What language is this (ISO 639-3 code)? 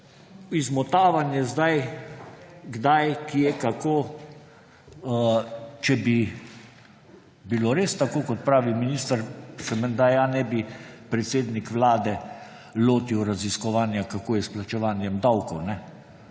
slv